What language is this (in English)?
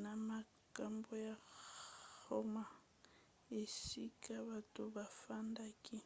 Lingala